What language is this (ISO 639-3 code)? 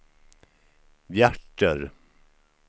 swe